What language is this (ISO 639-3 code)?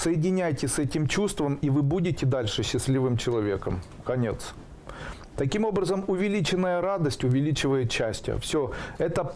rus